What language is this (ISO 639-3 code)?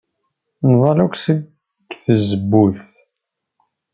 kab